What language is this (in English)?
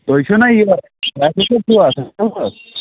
Kashmiri